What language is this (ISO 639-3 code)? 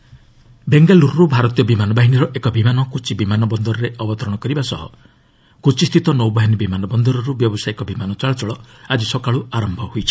ori